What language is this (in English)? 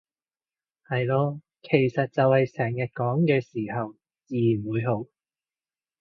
Cantonese